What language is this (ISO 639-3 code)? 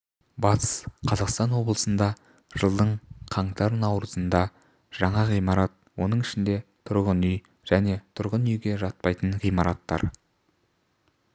kaz